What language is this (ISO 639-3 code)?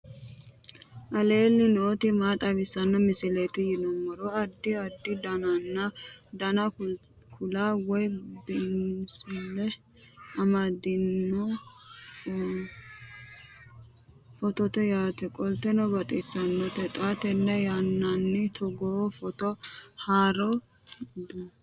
sid